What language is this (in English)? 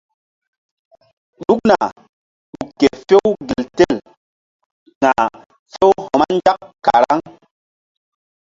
Mbum